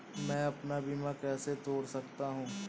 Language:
Hindi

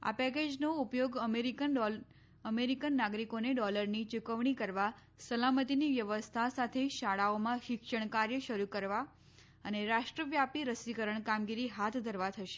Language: Gujarati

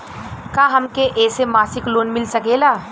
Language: Bhojpuri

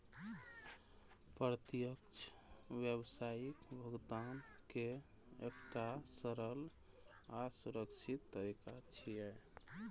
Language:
Maithili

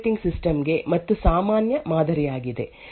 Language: Kannada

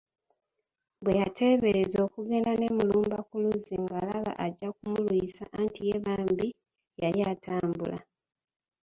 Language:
Ganda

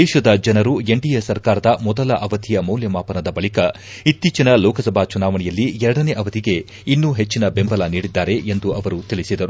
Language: Kannada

